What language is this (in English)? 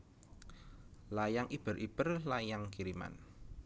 Javanese